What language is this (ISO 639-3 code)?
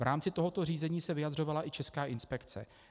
ces